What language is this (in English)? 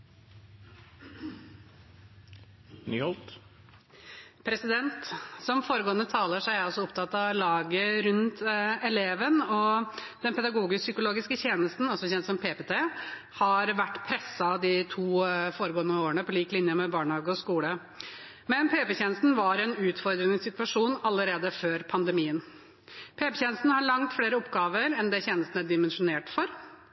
Norwegian Bokmål